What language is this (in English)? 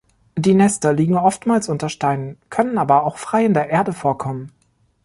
German